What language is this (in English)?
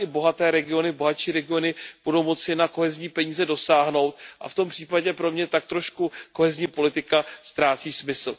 Czech